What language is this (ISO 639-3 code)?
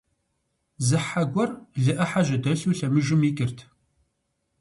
kbd